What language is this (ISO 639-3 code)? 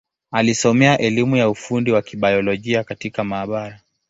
swa